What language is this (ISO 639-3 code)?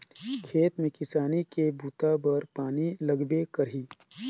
hne